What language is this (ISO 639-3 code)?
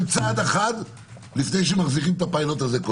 heb